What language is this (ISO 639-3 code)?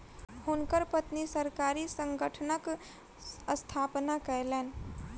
mai